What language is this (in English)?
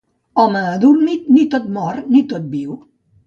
Catalan